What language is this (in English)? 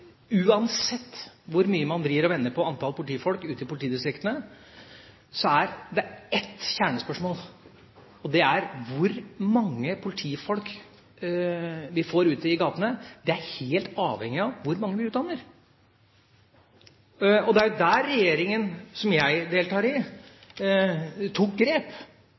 Norwegian Bokmål